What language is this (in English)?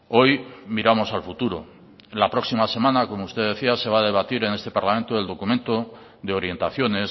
Spanish